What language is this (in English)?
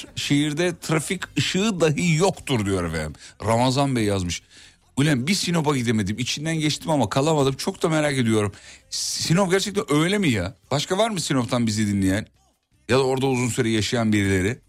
Turkish